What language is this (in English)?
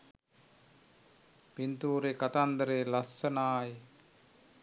Sinhala